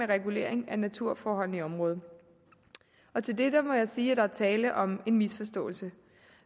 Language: Danish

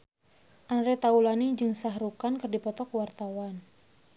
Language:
Sundanese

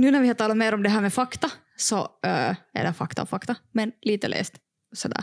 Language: Swedish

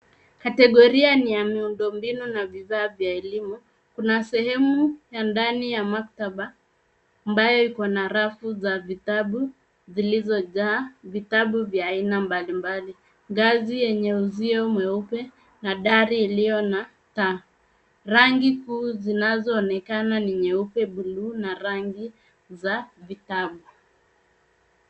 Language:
Swahili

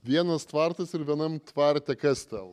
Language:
Lithuanian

